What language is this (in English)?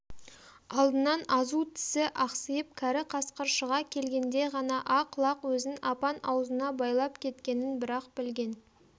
Kazakh